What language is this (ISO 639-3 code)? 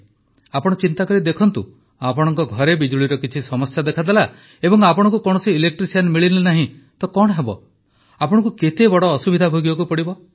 ori